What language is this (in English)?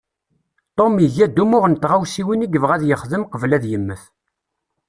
Kabyle